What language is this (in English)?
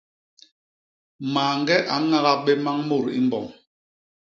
Basaa